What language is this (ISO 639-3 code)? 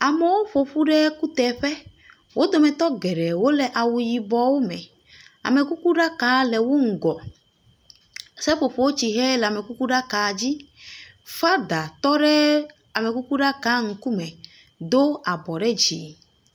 ewe